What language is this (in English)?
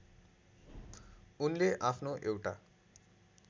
Nepali